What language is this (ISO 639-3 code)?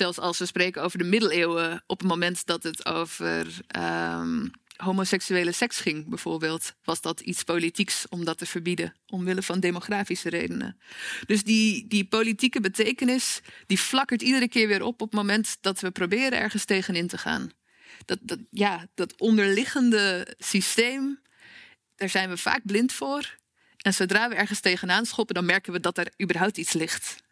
nld